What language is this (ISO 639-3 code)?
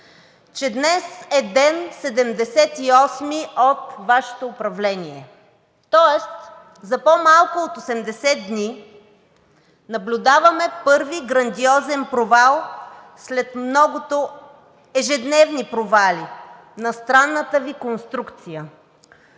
bul